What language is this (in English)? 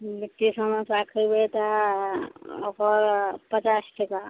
Maithili